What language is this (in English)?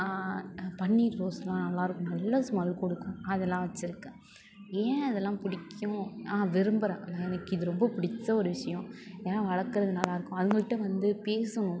Tamil